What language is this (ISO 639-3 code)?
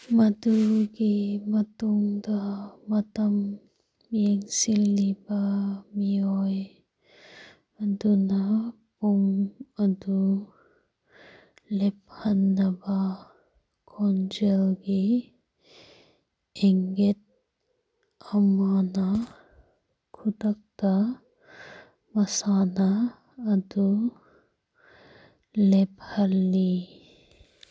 mni